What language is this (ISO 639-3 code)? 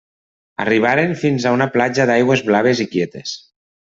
cat